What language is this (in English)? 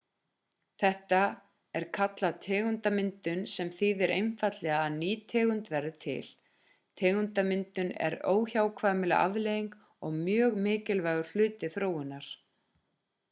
Icelandic